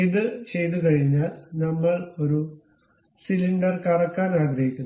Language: Malayalam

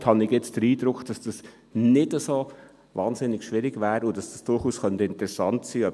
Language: Swiss German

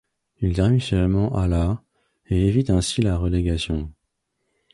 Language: French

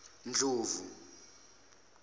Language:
Zulu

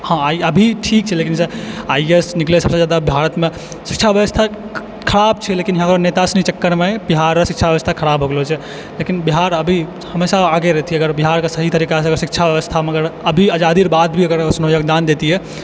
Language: Maithili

